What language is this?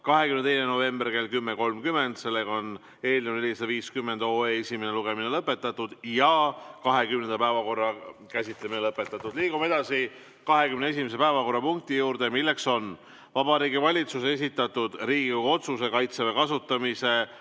Estonian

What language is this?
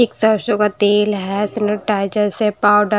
Hindi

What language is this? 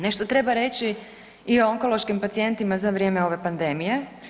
Croatian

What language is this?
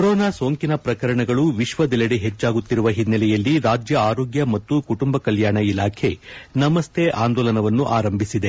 Kannada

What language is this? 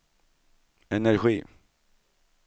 Swedish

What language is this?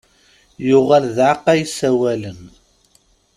Kabyle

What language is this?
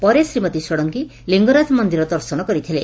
Odia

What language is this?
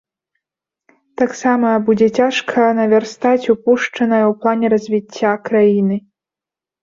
Belarusian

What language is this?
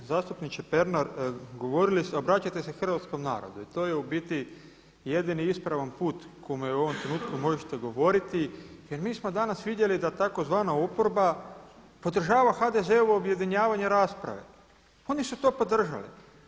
Croatian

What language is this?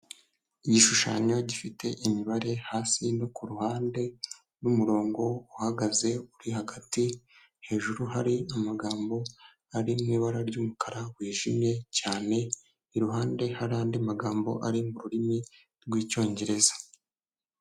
Kinyarwanda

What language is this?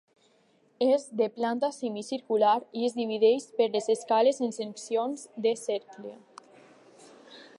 Catalan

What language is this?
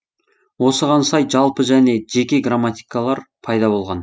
Kazakh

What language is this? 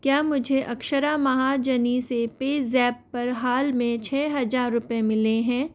Hindi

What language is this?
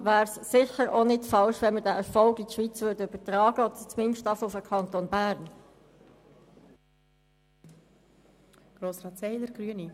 Swiss German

